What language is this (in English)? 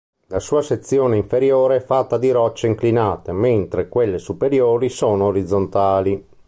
Italian